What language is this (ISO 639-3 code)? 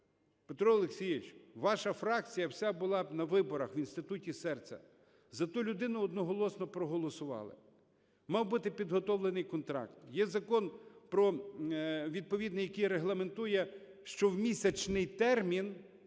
ukr